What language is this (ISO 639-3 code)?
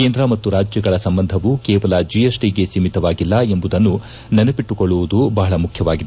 kan